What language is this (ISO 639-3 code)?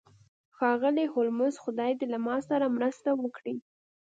pus